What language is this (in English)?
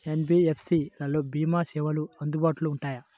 Telugu